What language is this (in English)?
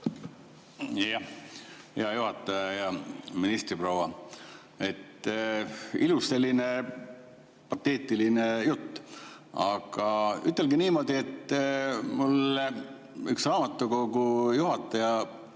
Estonian